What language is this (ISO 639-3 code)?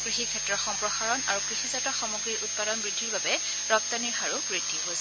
asm